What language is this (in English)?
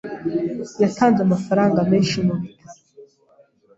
Kinyarwanda